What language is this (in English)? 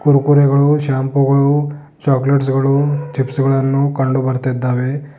Kannada